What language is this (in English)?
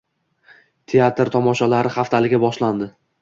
Uzbek